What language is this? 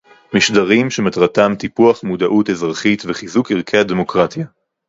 Hebrew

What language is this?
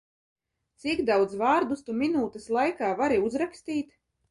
Latvian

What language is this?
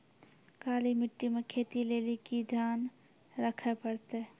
Maithili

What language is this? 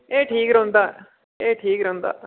Dogri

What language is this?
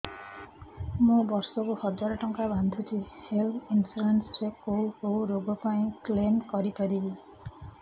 Odia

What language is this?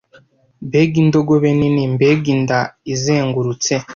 Kinyarwanda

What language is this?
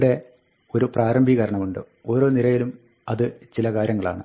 Malayalam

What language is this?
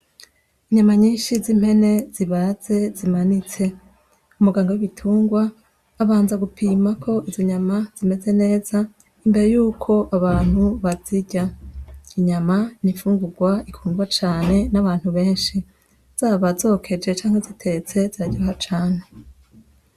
Rundi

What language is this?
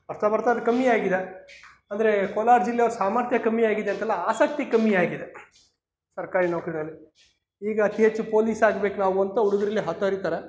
Kannada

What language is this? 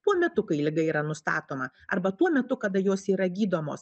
Lithuanian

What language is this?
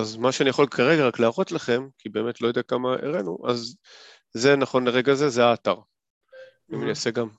Hebrew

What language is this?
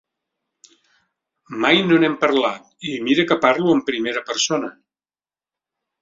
Catalan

